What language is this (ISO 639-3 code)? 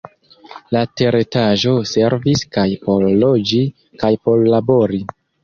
epo